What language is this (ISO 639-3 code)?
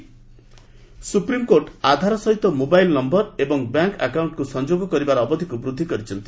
ori